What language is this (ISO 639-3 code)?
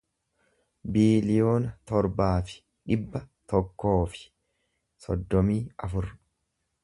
orm